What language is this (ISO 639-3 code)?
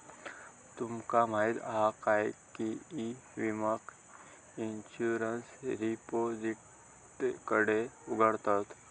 mar